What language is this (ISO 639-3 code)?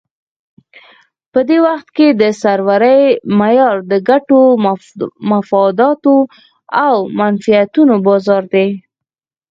pus